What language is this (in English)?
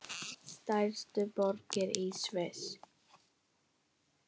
Icelandic